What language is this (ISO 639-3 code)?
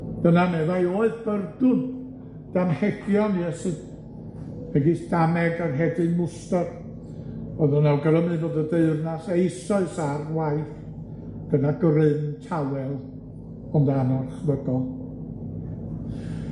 cym